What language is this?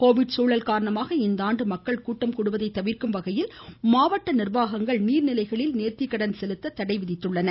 Tamil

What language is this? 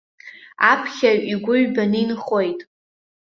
Abkhazian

